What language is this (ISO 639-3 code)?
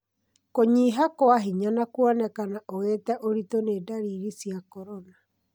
kik